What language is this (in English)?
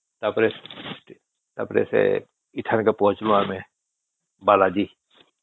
Odia